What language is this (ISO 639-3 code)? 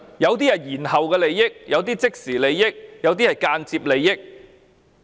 yue